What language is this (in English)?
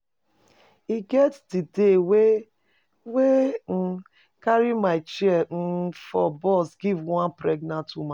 Nigerian Pidgin